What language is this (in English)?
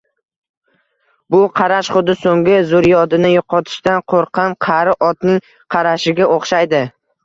Uzbek